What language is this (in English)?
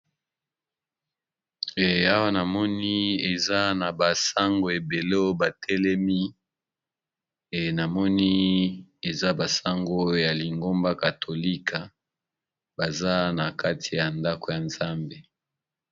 Lingala